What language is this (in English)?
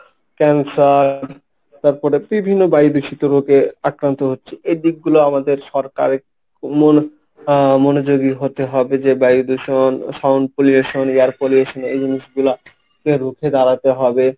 Bangla